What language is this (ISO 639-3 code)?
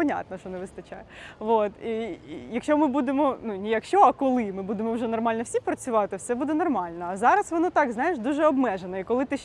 ukr